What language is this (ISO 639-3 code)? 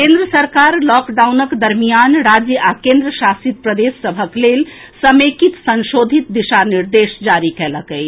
mai